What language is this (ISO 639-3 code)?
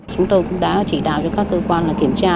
vie